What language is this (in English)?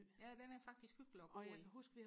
Danish